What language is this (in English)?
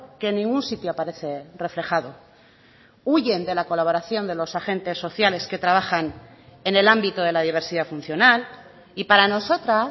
Spanish